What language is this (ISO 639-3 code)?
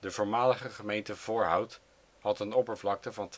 nld